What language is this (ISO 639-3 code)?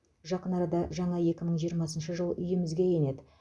kaz